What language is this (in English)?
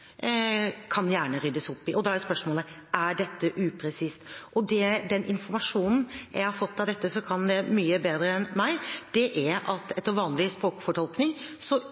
Norwegian Bokmål